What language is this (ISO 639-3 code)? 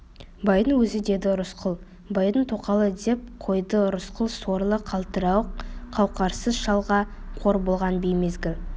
kaz